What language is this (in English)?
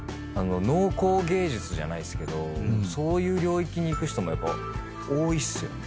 Japanese